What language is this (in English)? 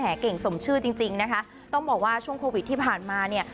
Thai